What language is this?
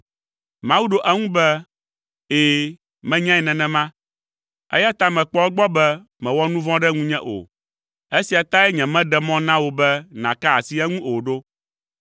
Ewe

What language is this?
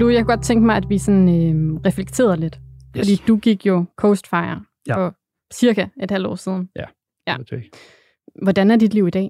Danish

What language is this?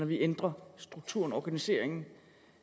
Danish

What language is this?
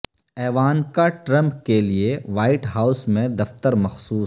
Urdu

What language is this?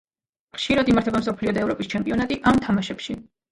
Georgian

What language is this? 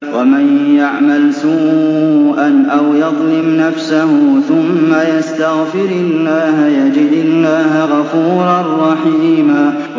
Arabic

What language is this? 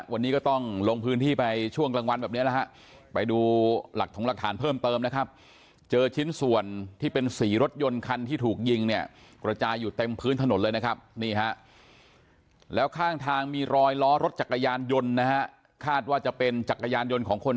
Thai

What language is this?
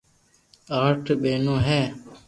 Loarki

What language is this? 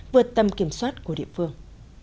Vietnamese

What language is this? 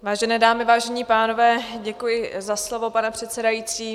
Czech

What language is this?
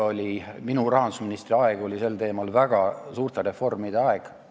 Estonian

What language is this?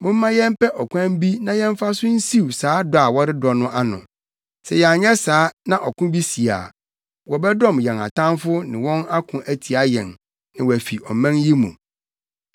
Akan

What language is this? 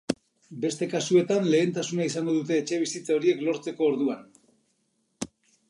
Basque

